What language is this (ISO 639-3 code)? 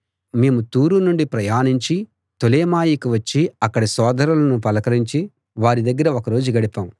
tel